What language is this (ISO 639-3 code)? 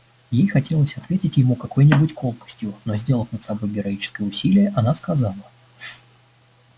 rus